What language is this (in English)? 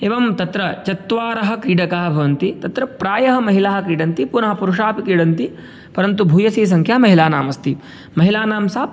Sanskrit